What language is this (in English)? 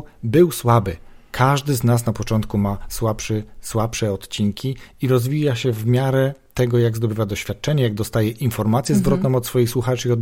Polish